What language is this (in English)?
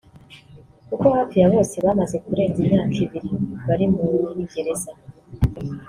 Kinyarwanda